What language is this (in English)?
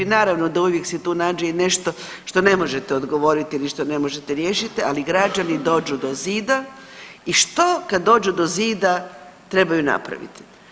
Croatian